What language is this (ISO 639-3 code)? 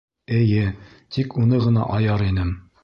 bak